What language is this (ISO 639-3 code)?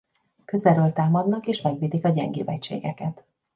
hun